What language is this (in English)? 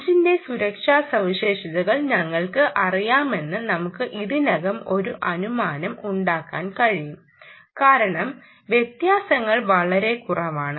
Malayalam